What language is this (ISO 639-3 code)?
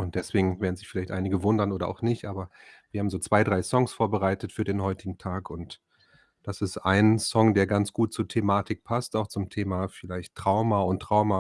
deu